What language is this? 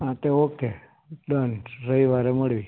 Gujarati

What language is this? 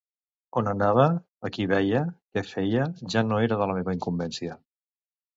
Catalan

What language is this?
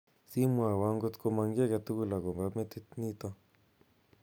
Kalenjin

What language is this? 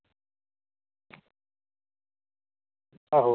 Dogri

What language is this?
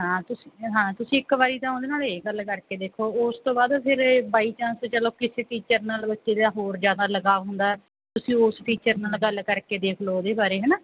Punjabi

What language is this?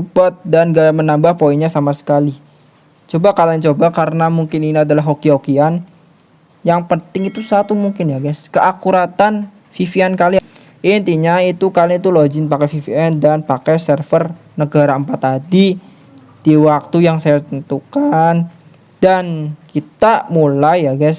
Indonesian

